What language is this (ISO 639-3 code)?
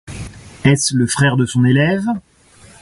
fra